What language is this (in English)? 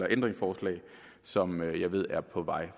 Danish